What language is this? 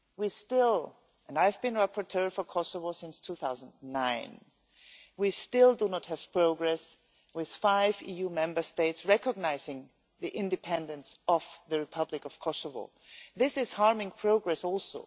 English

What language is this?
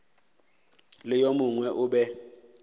Northern Sotho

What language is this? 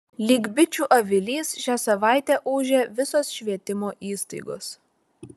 Lithuanian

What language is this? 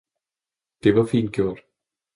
Danish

